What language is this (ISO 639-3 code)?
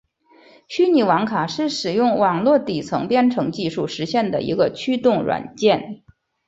zho